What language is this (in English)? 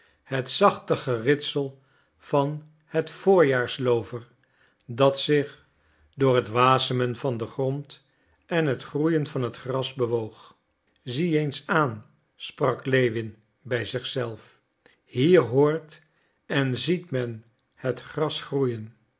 Dutch